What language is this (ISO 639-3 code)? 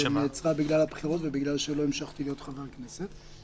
heb